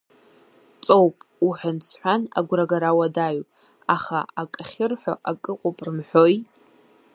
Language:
Abkhazian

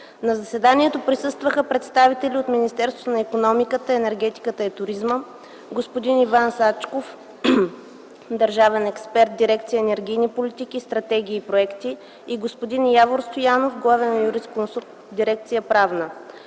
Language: Bulgarian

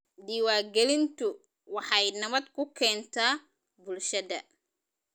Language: Somali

